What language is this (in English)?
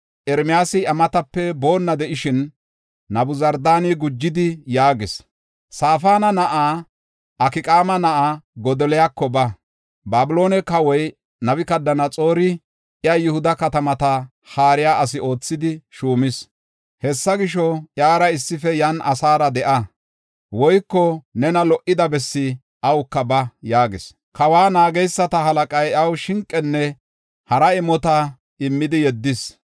Gofa